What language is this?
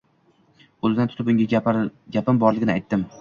Uzbek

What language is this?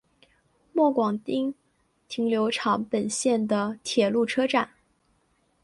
Chinese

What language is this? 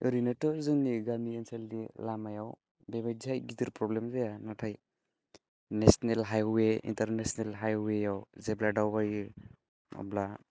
Bodo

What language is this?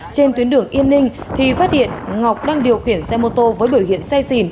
Vietnamese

